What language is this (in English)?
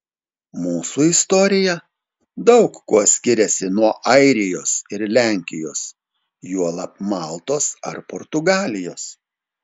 Lithuanian